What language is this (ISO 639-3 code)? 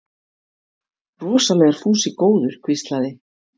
isl